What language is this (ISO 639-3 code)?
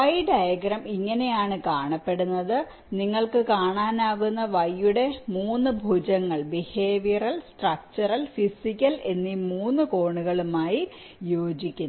mal